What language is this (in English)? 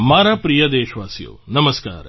Gujarati